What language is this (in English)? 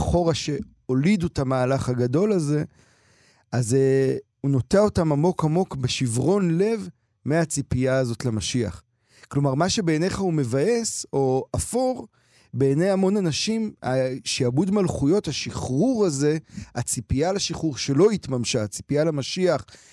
Hebrew